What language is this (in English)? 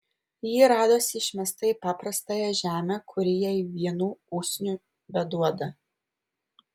Lithuanian